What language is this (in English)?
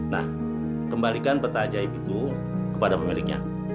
Indonesian